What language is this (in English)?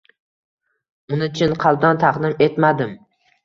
Uzbek